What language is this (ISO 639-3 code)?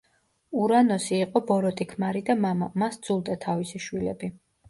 kat